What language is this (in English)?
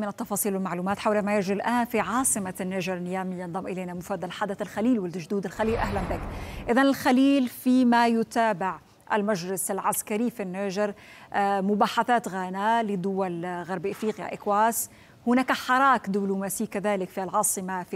Arabic